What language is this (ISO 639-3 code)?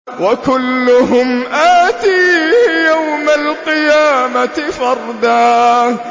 ara